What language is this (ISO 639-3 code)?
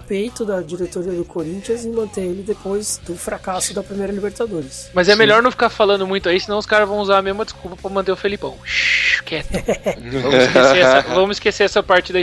por